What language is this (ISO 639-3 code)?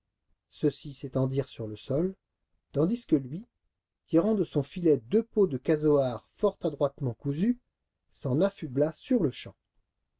fra